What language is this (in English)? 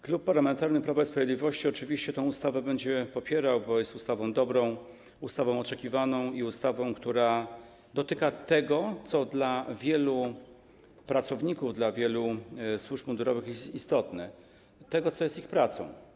Polish